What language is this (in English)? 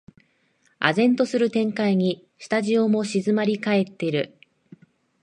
Japanese